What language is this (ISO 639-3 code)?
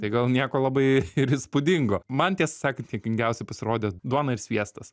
lit